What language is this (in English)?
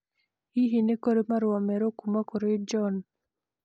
Kikuyu